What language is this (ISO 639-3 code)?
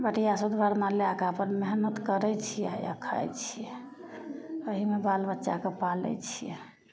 mai